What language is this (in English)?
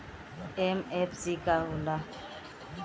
Bhojpuri